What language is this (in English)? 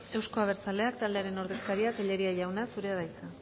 Basque